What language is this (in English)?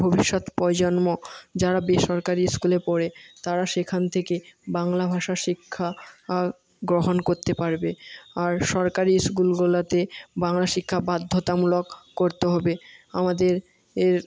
Bangla